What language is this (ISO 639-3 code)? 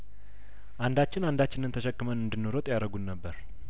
amh